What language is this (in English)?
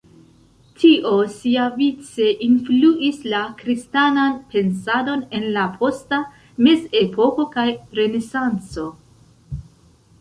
Esperanto